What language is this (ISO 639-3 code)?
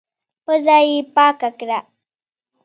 pus